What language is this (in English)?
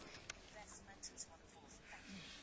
Hungarian